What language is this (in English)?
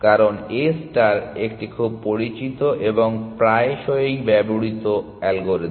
Bangla